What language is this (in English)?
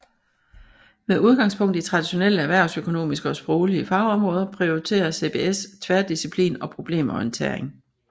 Danish